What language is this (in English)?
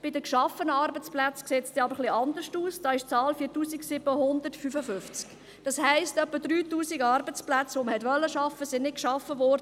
Swiss German